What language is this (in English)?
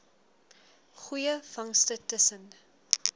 Afrikaans